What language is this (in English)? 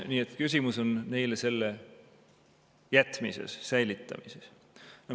Estonian